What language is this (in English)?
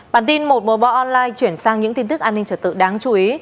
Vietnamese